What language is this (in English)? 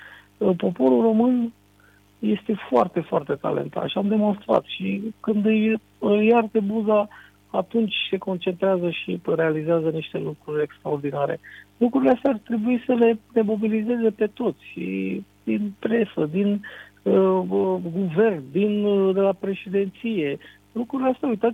Romanian